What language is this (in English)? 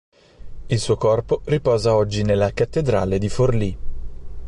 Italian